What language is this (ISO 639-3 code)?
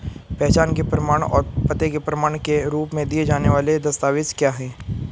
hin